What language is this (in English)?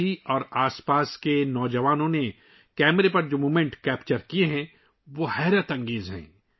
Urdu